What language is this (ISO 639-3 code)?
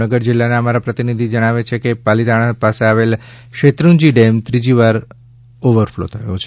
guj